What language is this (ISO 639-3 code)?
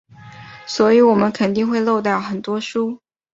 zho